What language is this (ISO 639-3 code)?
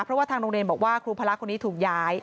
tha